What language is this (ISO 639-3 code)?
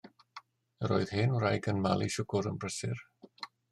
cym